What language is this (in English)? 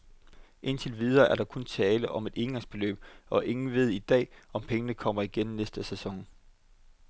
Danish